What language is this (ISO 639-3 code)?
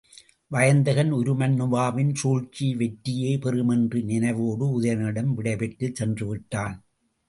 tam